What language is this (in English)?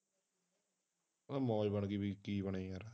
Punjabi